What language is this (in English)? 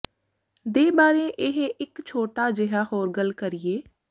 Punjabi